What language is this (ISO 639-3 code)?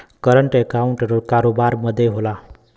bho